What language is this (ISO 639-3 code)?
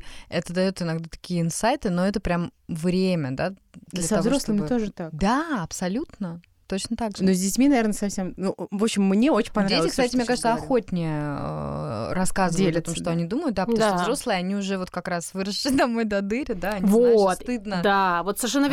rus